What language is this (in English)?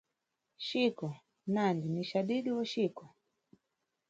Nyungwe